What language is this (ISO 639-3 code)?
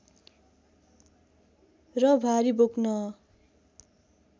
nep